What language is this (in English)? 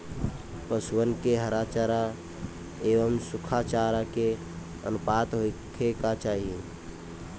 Bhojpuri